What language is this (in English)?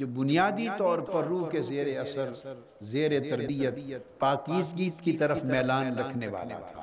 Urdu